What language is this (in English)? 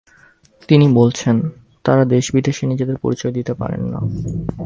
Bangla